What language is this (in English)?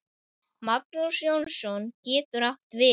Icelandic